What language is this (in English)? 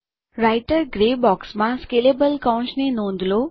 Gujarati